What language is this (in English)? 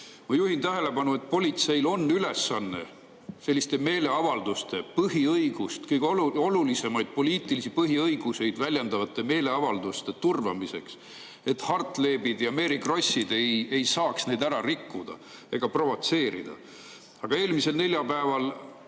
Estonian